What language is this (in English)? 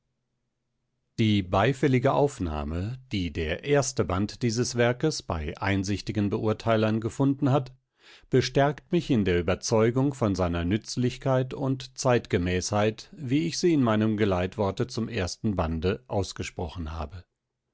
German